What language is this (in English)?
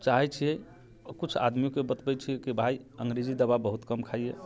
Maithili